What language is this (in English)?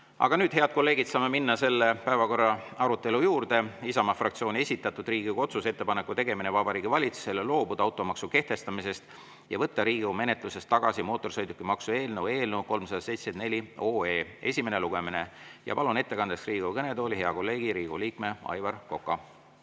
Estonian